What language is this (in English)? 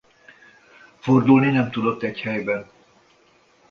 Hungarian